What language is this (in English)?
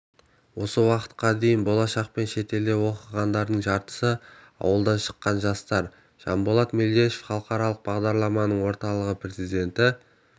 Kazakh